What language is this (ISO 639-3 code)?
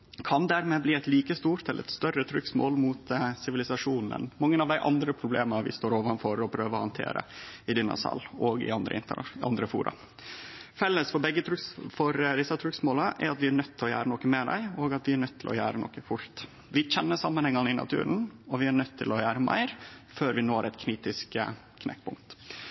nno